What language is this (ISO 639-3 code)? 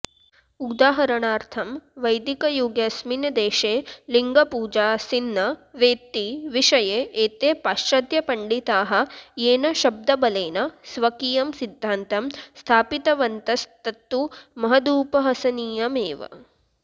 san